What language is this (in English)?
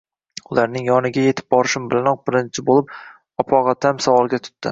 Uzbek